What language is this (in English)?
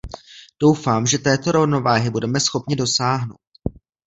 Czech